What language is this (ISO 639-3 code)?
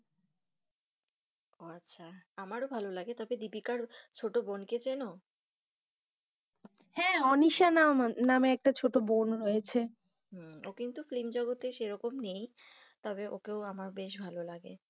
ben